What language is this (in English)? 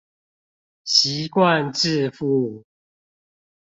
Chinese